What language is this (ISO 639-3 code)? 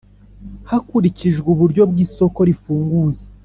kin